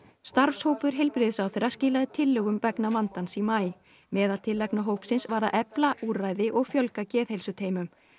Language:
Icelandic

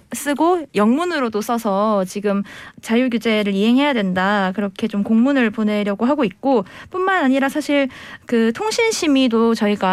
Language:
Korean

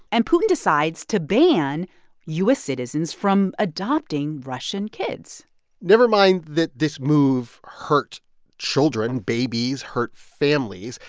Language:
English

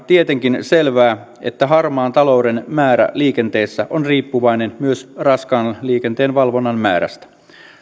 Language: Finnish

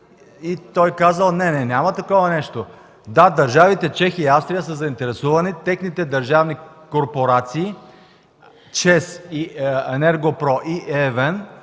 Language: Bulgarian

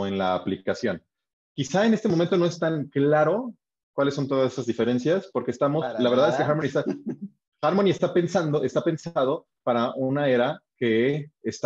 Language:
Spanish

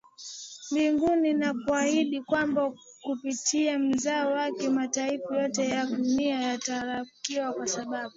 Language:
Swahili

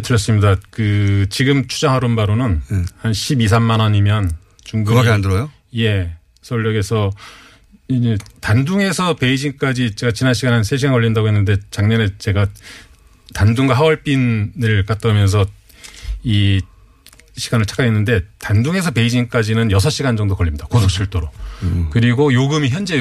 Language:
Korean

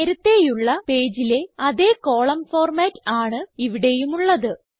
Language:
Malayalam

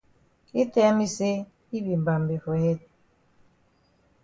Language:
Cameroon Pidgin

